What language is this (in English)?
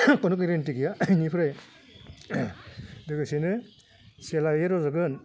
Bodo